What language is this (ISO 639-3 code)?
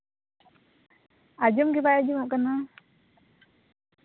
sat